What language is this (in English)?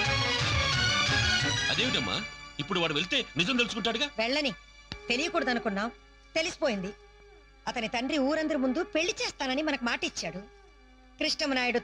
Telugu